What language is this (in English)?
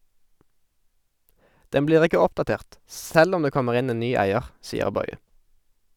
Norwegian